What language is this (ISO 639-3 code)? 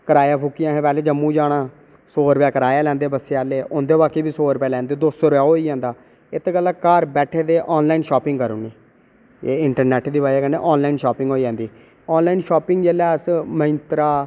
doi